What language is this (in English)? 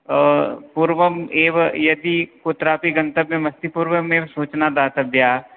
Sanskrit